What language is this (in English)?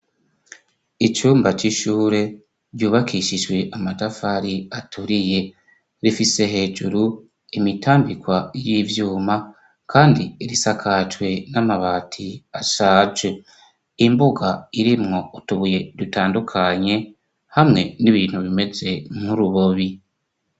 Rundi